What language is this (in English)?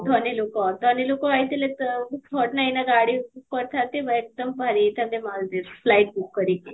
Odia